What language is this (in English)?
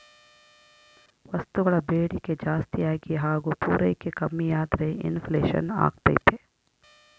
Kannada